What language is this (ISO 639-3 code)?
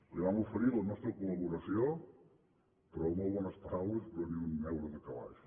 cat